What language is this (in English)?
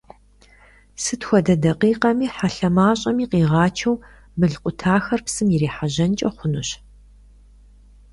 Kabardian